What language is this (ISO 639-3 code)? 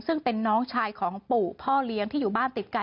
tha